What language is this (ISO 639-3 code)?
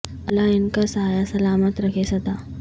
urd